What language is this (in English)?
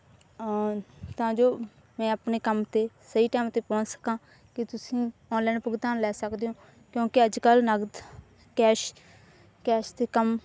Punjabi